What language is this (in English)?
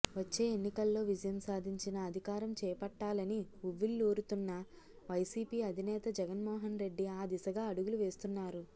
Telugu